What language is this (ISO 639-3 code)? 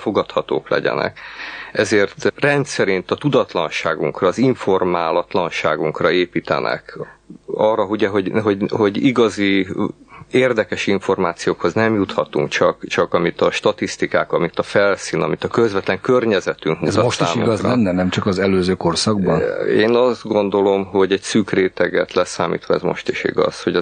hun